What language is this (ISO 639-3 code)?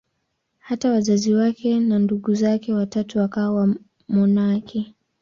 swa